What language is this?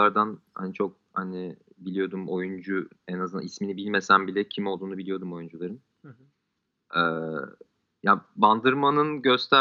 Turkish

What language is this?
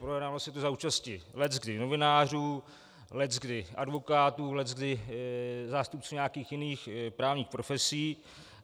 Czech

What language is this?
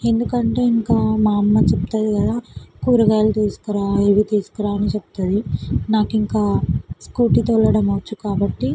Telugu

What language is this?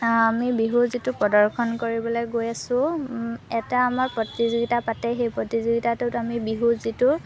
Assamese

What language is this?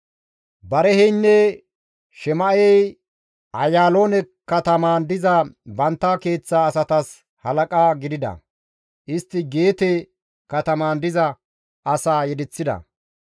Gamo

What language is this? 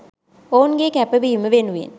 Sinhala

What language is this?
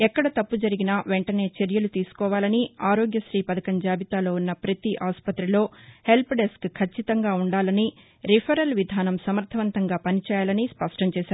Telugu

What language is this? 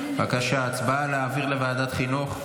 Hebrew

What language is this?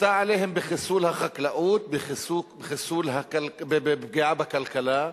Hebrew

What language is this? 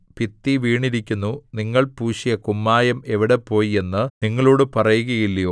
Malayalam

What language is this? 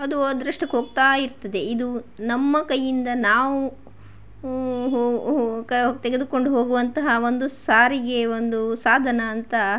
Kannada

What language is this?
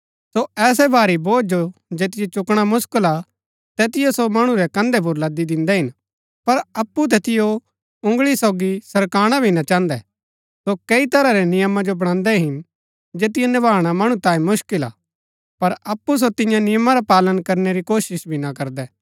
Gaddi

